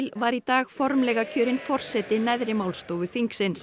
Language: Icelandic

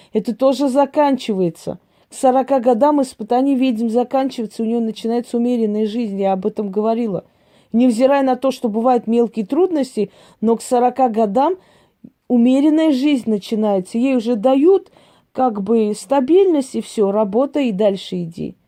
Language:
Russian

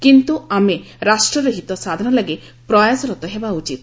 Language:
Odia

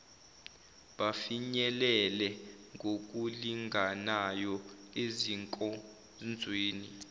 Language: Zulu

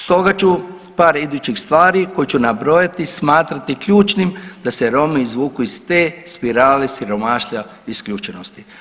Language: Croatian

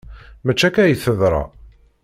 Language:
Kabyle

